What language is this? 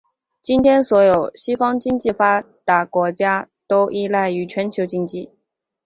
Chinese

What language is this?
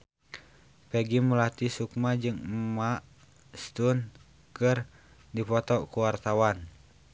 Sundanese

